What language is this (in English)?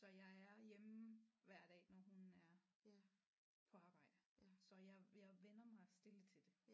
Danish